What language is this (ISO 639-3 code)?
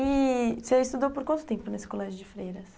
por